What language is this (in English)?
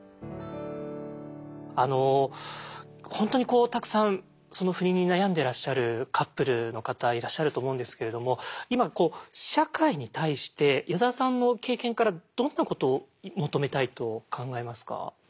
Japanese